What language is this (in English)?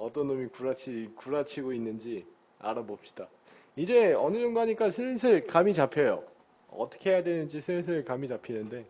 Korean